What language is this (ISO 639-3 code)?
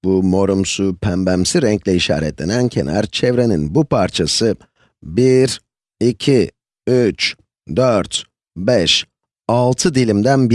tur